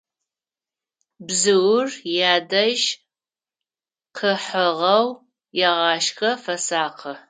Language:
Adyghe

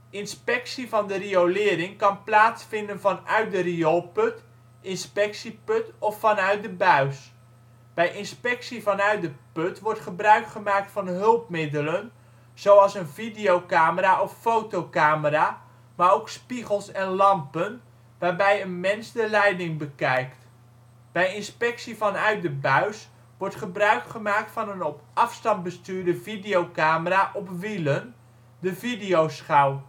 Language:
Dutch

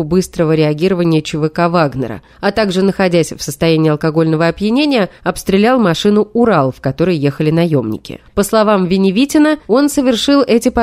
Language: Russian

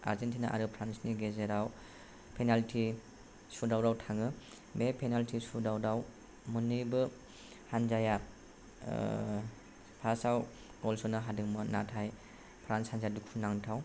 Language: Bodo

